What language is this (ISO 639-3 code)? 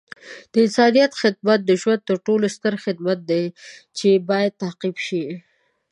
pus